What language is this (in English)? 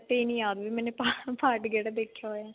Punjabi